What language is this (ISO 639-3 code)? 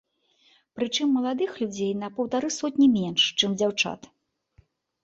bel